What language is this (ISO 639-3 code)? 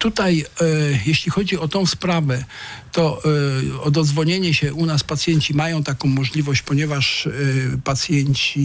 pol